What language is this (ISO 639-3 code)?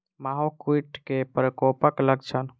mai